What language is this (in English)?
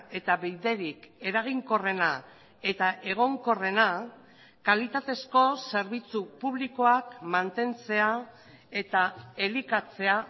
Basque